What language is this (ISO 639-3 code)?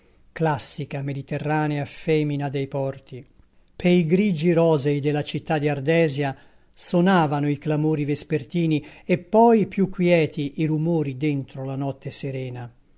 ita